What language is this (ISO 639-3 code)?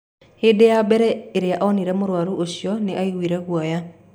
kik